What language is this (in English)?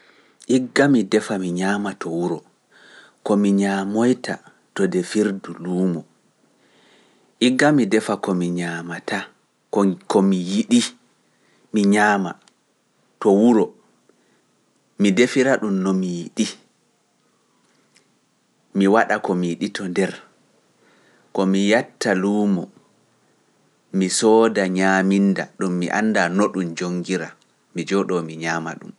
Pular